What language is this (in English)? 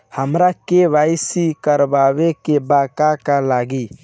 Bhojpuri